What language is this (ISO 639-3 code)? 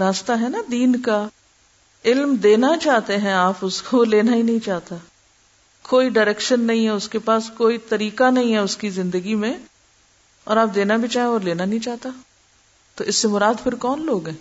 urd